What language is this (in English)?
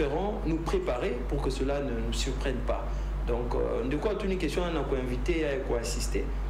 French